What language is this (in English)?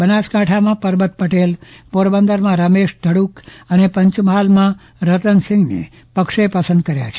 Gujarati